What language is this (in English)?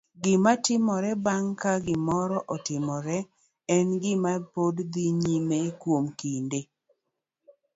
Luo (Kenya and Tanzania)